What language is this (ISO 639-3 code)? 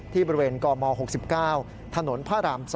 tha